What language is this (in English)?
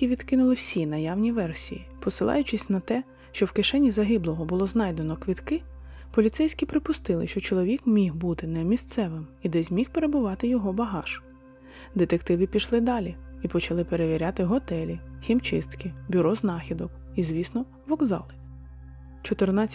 Ukrainian